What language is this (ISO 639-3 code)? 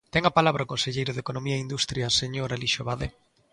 glg